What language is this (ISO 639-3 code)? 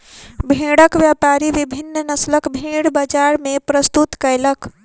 mai